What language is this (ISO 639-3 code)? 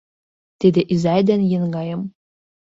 chm